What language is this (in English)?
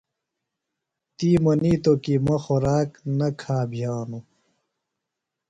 Phalura